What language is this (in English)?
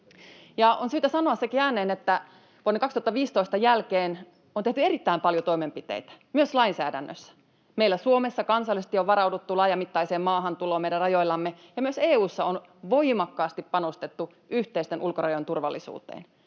Finnish